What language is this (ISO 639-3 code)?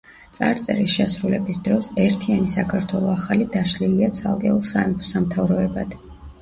kat